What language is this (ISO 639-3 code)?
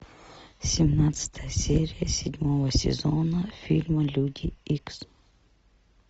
rus